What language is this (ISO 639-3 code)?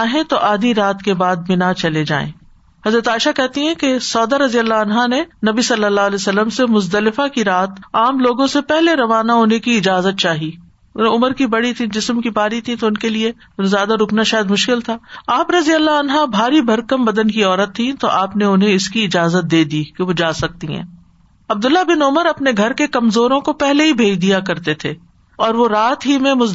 urd